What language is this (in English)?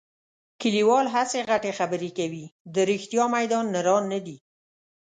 Pashto